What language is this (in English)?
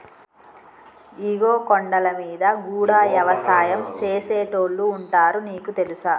Telugu